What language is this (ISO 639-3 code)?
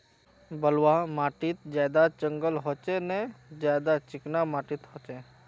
mag